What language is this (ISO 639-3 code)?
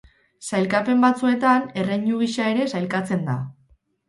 eus